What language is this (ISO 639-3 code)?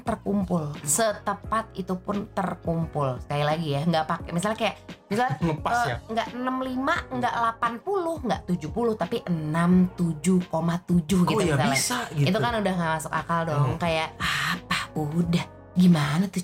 ind